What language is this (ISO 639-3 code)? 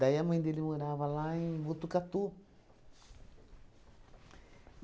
por